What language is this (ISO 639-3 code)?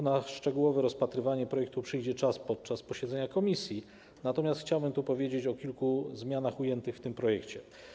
pol